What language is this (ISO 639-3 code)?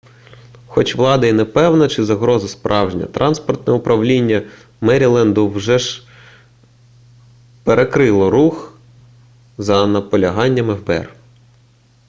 ukr